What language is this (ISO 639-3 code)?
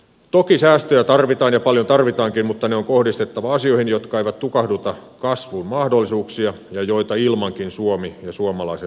fin